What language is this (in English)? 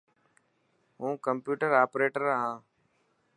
Dhatki